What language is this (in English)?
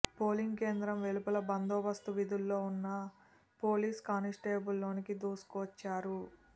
Telugu